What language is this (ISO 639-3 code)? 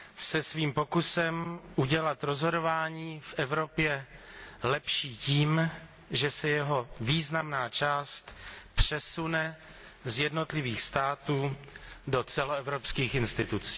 ces